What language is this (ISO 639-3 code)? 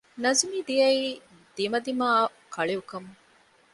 div